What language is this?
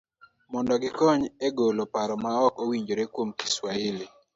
Luo (Kenya and Tanzania)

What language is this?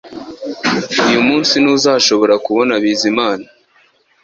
Kinyarwanda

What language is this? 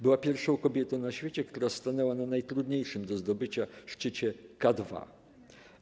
Polish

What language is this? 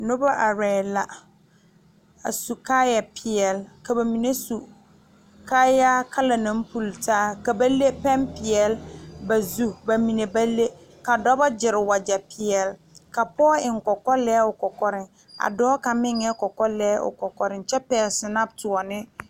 Southern Dagaare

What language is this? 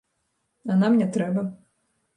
Belarusian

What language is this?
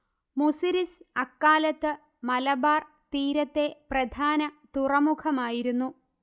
Malayalam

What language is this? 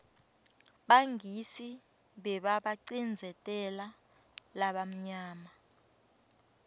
Swati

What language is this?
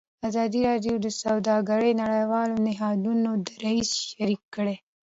Pashto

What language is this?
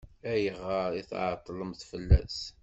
Kabyle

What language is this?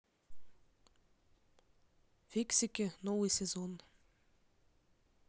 Russian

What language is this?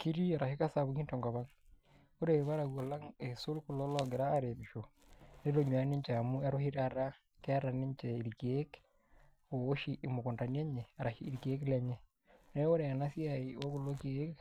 Masai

